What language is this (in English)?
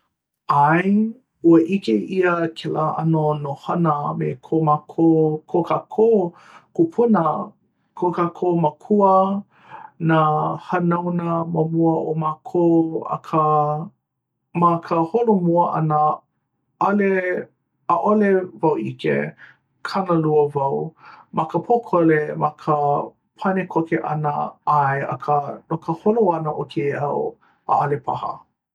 Hawaiian